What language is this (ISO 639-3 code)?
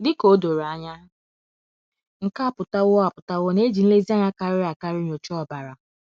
ibo